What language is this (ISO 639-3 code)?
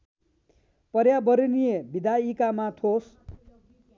nep